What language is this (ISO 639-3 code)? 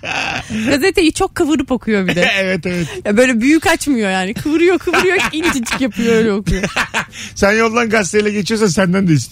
tur